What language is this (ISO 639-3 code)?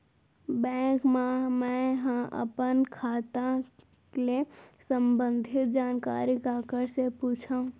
hne